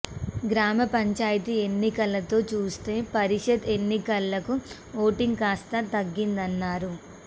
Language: Telugu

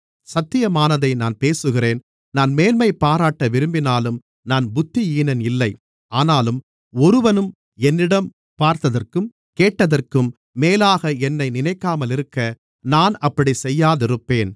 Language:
Tamil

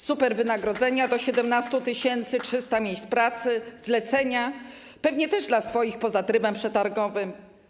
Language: Polish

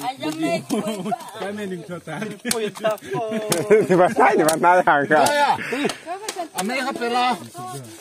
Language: Thai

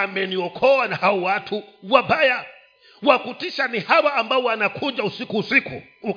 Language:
Swahili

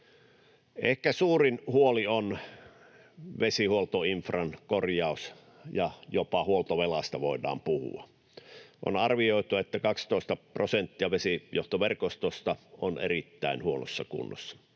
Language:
Finnish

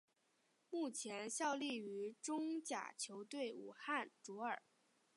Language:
Chinese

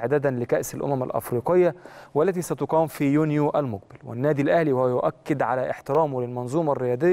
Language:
Arabic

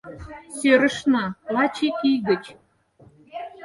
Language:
Mari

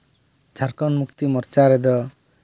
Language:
Santali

